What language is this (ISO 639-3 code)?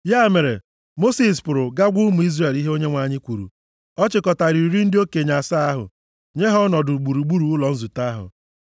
ibo